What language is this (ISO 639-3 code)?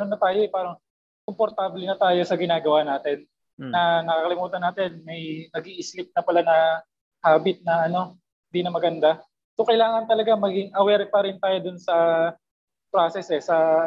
fil